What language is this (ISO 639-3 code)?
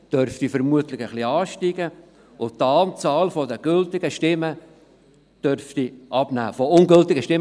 gsw